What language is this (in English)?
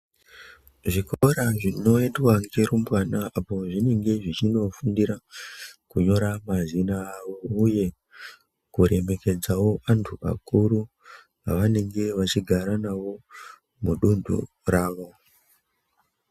Ndau